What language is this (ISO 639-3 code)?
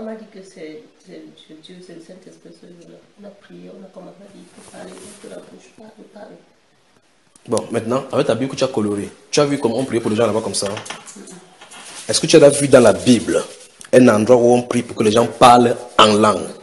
fra